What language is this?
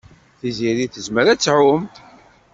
Kabyle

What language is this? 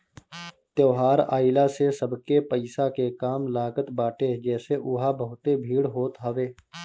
Bhojpuri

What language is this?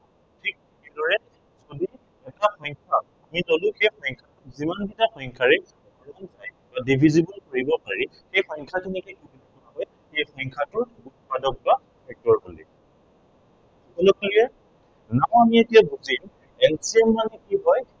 Assamese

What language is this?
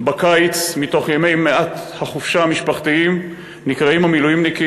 Hebrew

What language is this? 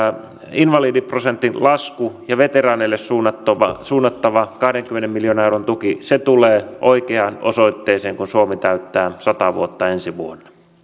Finnish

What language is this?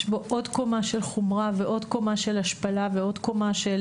Hebrew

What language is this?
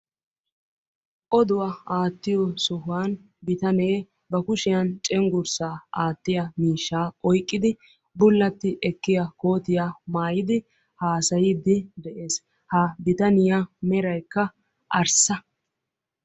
Wolaytta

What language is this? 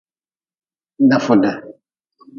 Nawdm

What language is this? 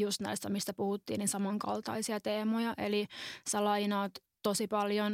Finnish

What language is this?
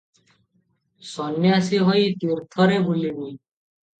Odia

